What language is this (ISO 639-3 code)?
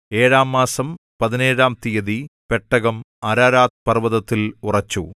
mal